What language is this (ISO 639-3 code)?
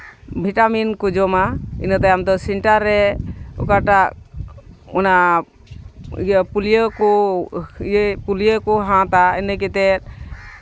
sat